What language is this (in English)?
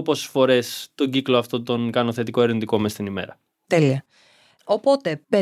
Greek